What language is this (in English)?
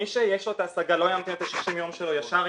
Hebrew